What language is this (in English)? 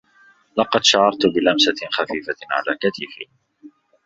Arabic